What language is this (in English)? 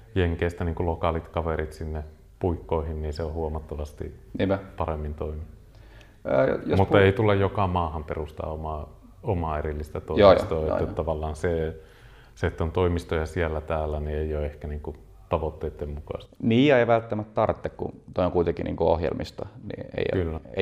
Finnish